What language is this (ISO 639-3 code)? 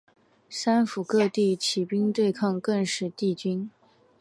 zho